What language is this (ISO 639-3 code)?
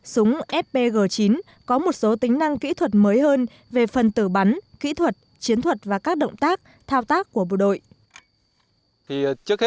vie